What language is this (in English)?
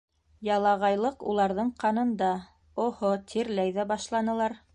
Bashkir